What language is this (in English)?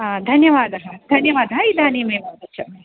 Sanskrit